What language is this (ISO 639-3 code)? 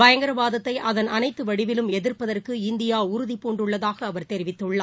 tam